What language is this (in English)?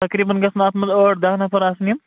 Kashmiri